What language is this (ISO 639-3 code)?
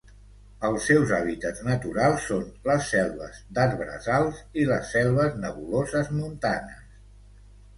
cat